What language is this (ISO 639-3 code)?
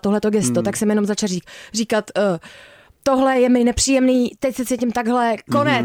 ces